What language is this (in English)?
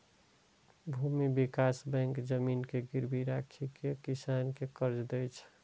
Maithili